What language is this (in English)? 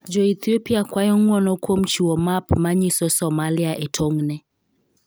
Luo (Kenya and Tanzania)